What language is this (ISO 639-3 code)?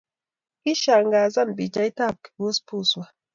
kln